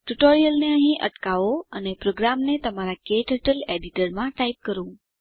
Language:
Gujarati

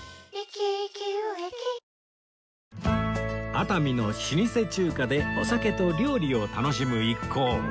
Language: Japanese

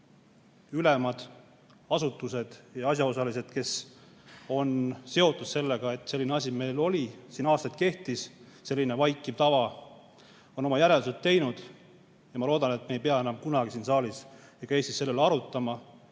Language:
Estonian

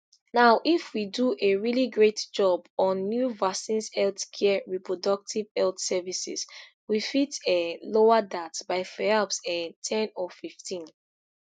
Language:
Nigerian Pidgin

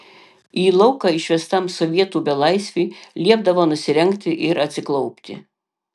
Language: Lithuanian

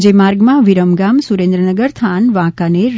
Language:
Gujarati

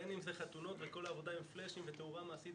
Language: Hebrew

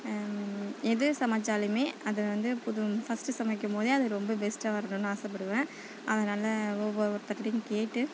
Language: Tamil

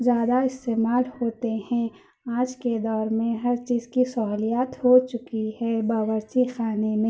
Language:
Urdu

